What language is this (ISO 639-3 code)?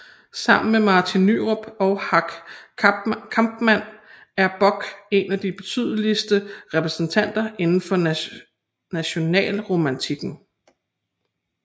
dan